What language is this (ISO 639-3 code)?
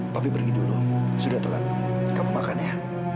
ind